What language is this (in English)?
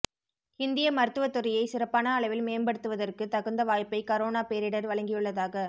Tamil